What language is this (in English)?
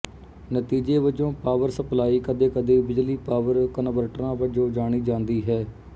Punjabi